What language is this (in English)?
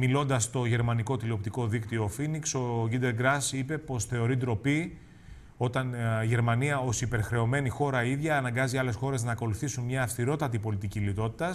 Greek